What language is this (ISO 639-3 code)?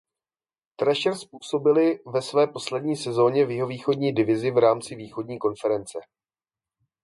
ces